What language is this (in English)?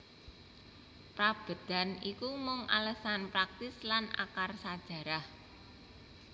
Javanese